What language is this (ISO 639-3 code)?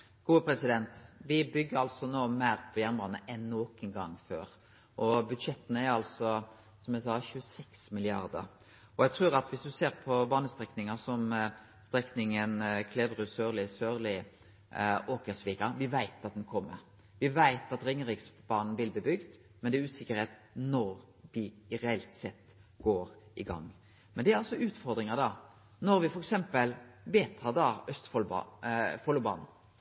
nno